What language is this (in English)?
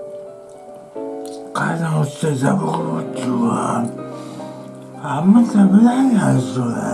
Japanese